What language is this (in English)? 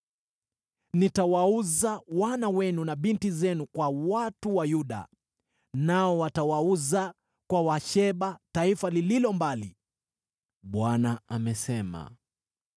Swahili